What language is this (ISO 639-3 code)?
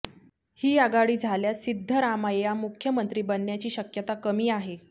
mar